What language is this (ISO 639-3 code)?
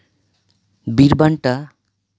sat